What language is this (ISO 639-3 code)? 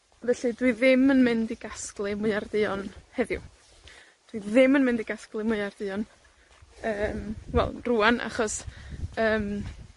cym